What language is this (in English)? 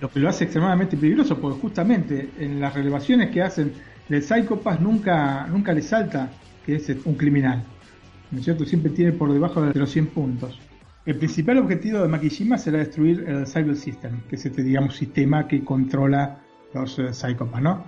Spanish